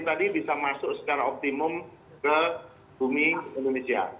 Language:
Indonesian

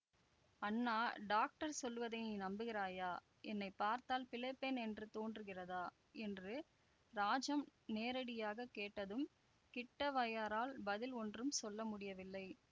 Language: Tamil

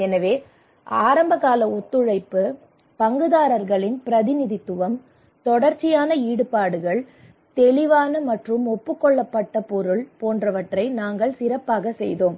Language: Tamil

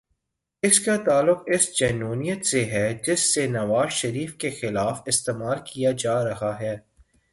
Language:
Urdu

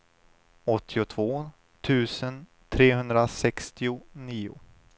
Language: Swedish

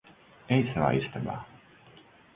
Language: Latvian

